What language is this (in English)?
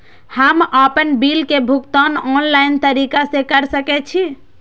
Maithili